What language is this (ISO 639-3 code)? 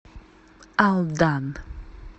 rus